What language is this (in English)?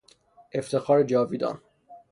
Persian